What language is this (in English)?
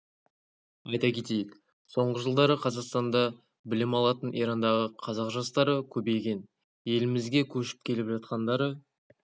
Kazakh